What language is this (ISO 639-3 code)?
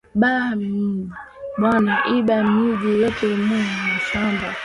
swa